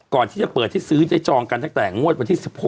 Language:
Thai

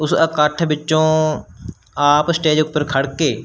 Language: Punjabi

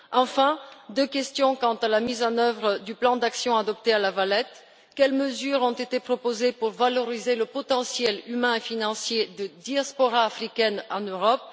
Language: French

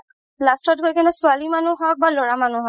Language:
Assamese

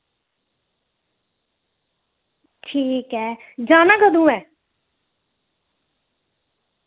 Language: Dogri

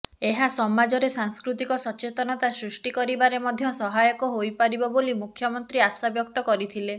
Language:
Odia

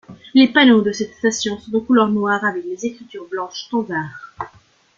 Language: French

